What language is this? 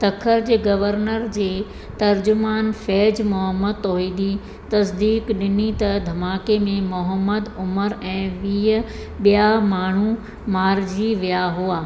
Sindhi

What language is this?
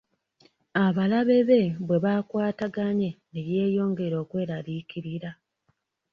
Ganda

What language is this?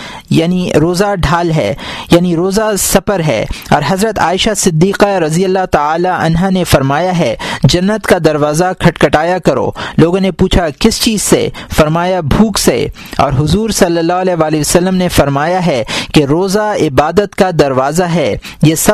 Urdu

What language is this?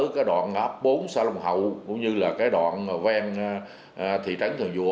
Vietnamese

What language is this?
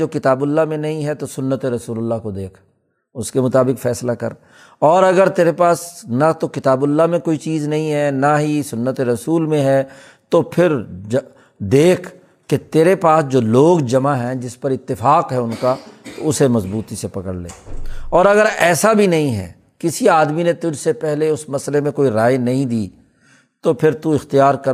Urdu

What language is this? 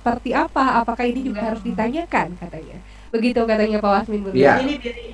Indonesian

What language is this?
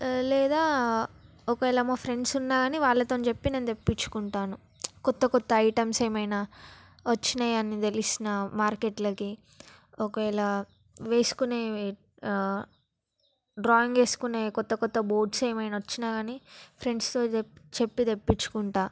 Telugu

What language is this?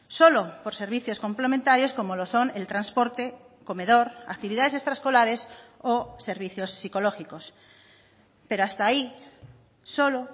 Spanish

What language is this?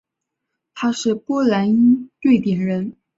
Chinese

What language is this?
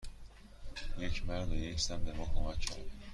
Persian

